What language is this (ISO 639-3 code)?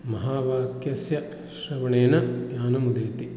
san